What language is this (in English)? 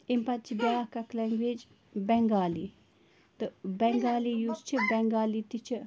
Kashmiri